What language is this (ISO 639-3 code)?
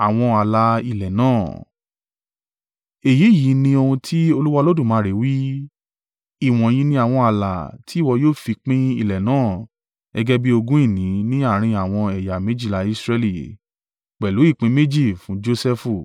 yor